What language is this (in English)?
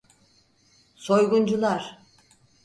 Turkish